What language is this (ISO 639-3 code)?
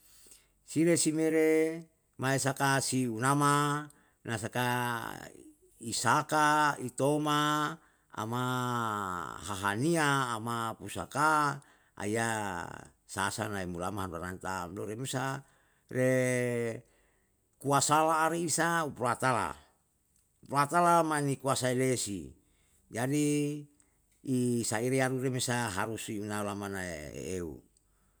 jal